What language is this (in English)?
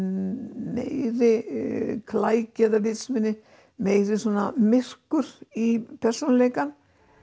Icelandic